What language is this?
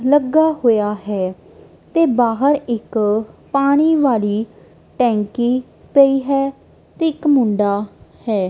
Punjabi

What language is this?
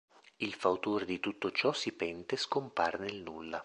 Italian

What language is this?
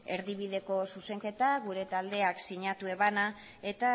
Basque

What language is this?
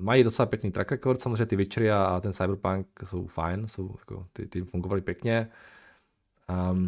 Czech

